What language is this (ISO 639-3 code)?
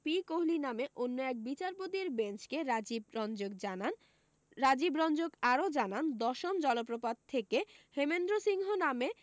ben